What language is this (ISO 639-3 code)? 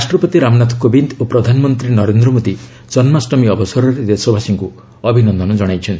ori